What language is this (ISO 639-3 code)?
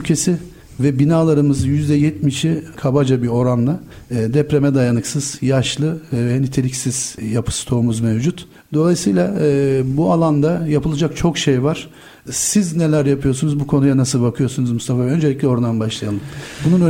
tur